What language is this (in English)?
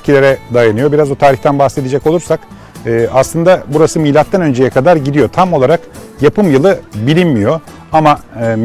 Turkish